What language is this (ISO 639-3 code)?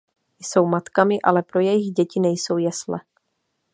ces